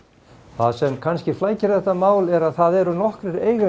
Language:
Icelandic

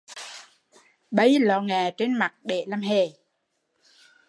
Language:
Vietnamese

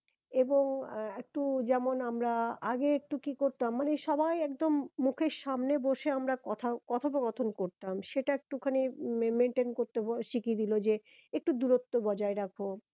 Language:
Bangla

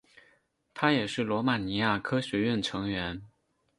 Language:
Chinese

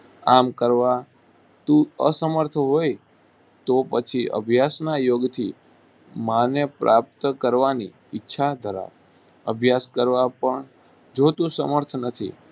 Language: Gujarati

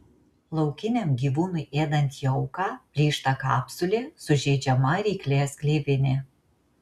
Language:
Lithuanian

